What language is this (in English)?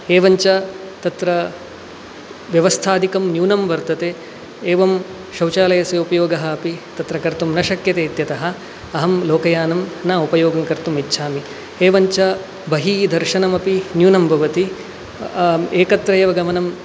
Sanskrit